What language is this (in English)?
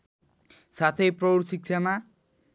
Nepali